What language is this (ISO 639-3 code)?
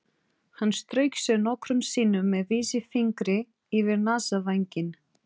isl